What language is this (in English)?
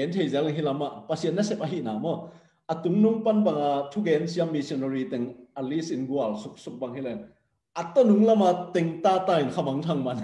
Thai